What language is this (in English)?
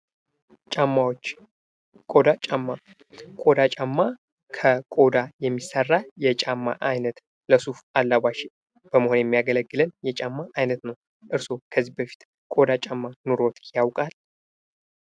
Amharic